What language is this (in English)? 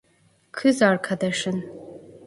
Turkish